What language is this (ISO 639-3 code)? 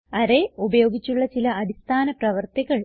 mal